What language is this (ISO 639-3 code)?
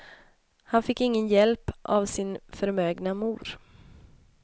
swe